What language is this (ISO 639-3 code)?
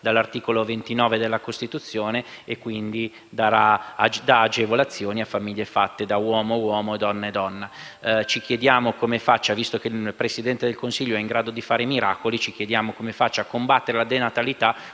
ita